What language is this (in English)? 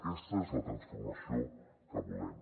Catalan